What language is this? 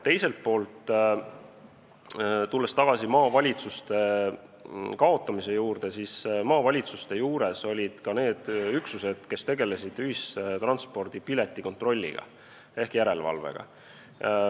Estonian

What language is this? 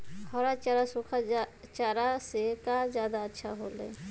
Magahi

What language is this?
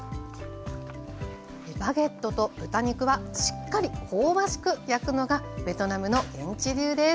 Japanese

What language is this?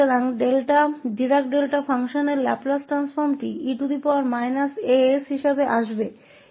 Hindi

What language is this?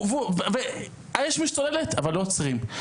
Hebrew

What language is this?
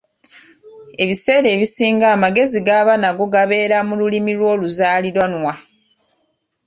Ganda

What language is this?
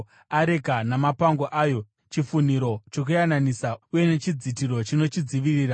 Shona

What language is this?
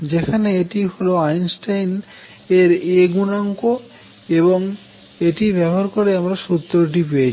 Bangla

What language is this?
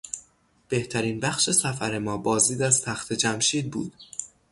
Persian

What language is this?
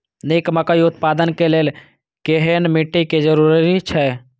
Maithili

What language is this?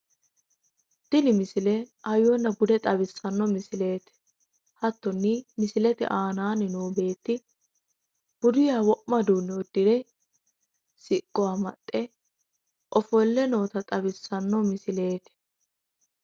Sidamo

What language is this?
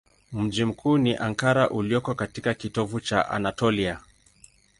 Swahili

